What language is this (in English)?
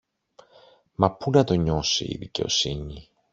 Greek